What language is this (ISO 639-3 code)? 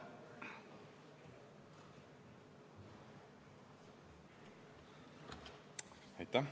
est